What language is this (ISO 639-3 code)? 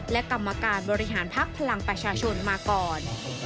tha